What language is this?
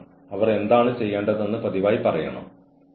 Malayalam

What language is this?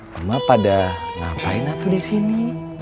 Indonesian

